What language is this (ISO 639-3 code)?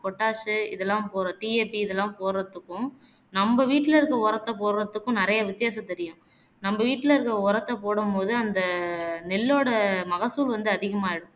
tam